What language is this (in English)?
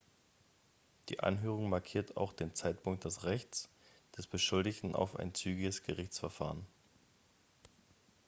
German